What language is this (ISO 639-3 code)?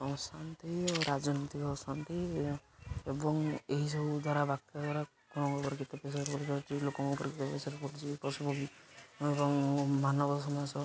ori